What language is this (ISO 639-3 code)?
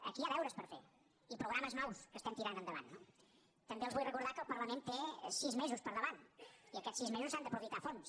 cat